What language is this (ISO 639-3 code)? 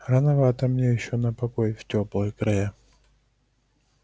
rus